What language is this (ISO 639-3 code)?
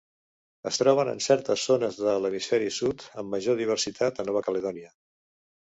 cat